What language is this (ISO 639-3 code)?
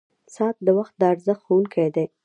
pus